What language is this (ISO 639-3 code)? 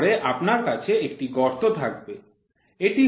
ben